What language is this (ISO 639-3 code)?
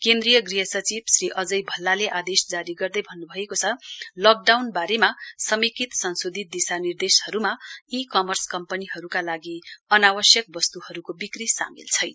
nep